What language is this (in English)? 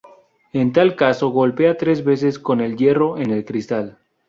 Spanish